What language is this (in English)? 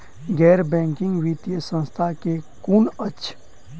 Maithili